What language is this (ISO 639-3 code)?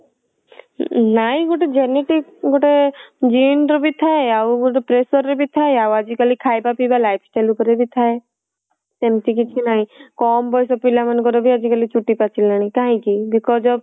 ori